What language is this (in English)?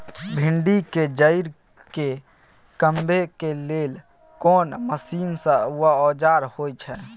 Maithili